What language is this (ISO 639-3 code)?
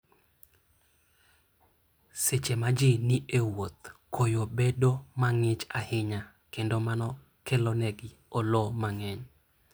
luo